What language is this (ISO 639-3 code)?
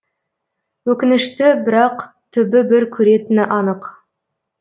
kaz